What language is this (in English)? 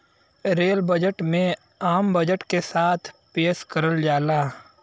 Bhojpuri